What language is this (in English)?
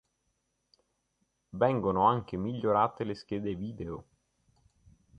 Italian